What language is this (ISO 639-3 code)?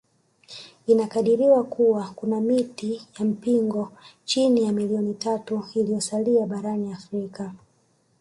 swa